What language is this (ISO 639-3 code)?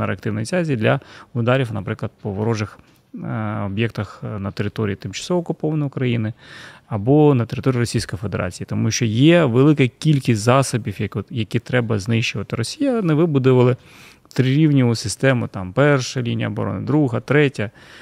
ukr